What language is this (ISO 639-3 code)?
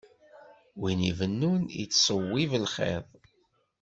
kab